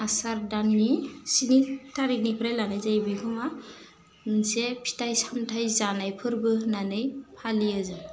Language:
Bodo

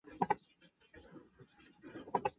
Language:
Chinese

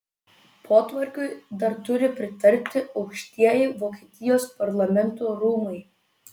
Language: Lithuanian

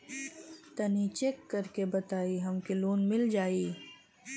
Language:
Bhojpuri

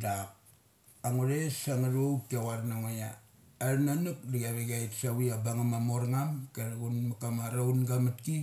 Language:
Mali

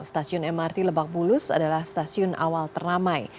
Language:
Indonesian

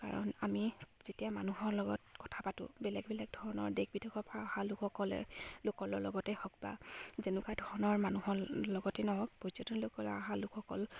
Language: Assamese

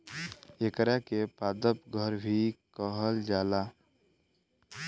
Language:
Bhojpuri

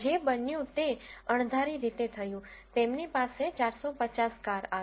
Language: Gujarati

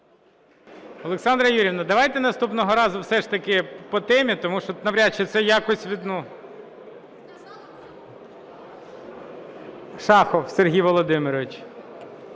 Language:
Ukrainian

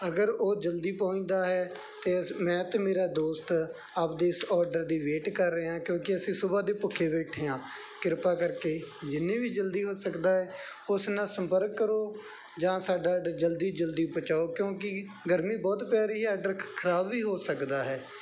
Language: Punjabi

